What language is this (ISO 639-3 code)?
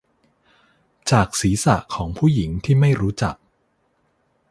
tha